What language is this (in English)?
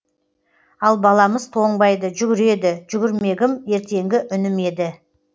Kazakh